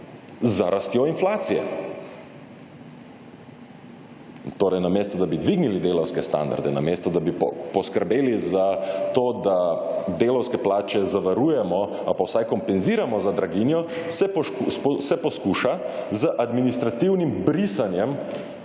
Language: Slovenian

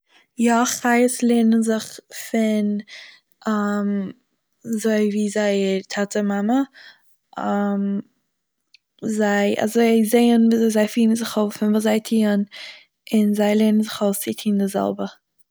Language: Yiddish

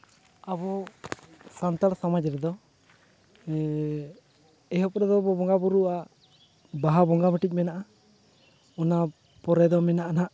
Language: Santali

